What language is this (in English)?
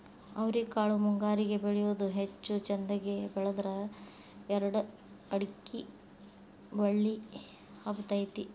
Kannada